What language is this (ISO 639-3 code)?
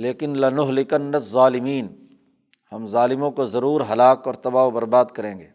urd